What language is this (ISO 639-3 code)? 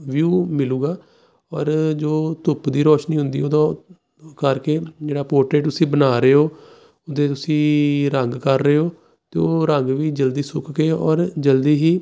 pan